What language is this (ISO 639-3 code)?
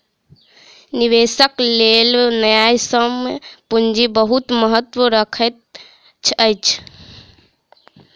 mai